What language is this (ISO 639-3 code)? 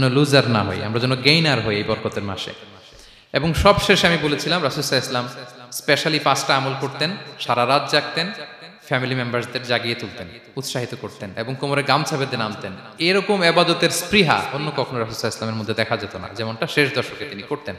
ara